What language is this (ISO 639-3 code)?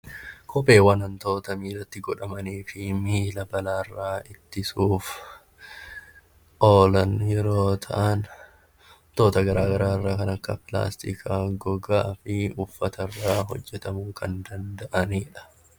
orm